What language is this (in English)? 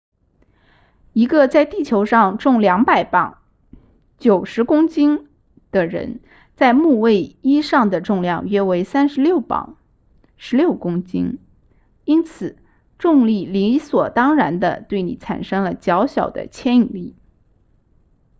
Chinese